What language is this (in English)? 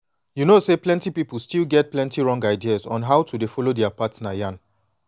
Nigerian Pidgin